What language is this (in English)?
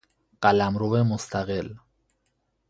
Persian